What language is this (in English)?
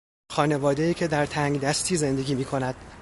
Persian